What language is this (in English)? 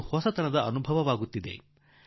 Kannada